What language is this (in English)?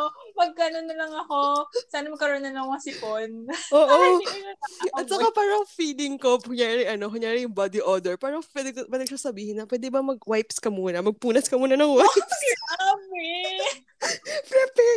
Filipino